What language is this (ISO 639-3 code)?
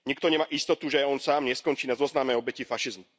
slk